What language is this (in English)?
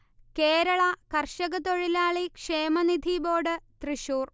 Malayalam